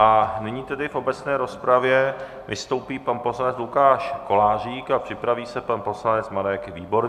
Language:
Czech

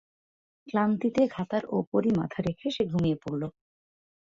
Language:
Bangla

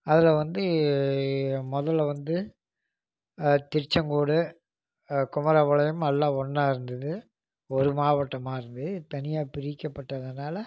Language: Tamil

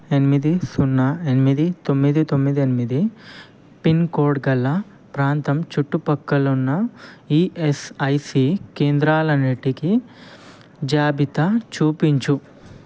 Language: Telugu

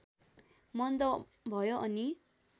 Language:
Nepali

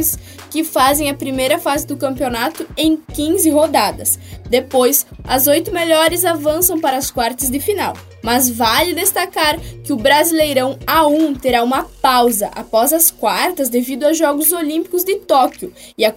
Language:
Portuguese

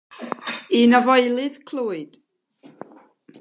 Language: Welsh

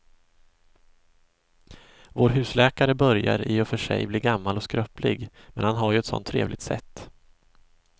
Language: Swedish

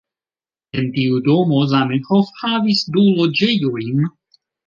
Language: Esperanto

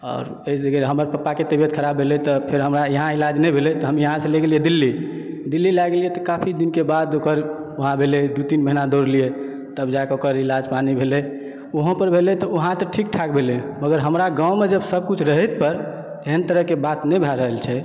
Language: Maithili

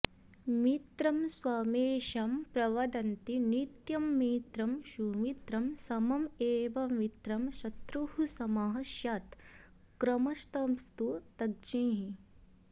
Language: Sanskrit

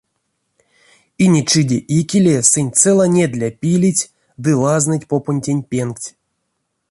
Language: Erzya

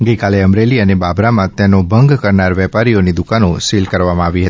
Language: Gujarati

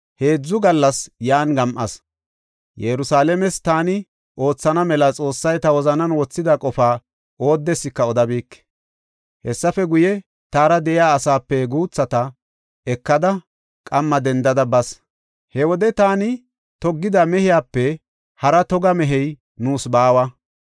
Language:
Gofa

